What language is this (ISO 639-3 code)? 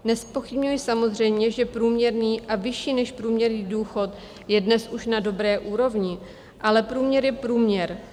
ces